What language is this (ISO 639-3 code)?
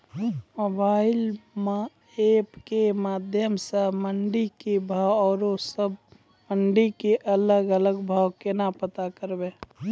mai